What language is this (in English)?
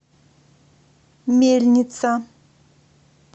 Russian